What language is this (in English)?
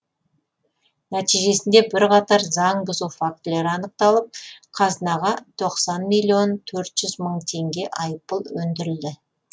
Kazakh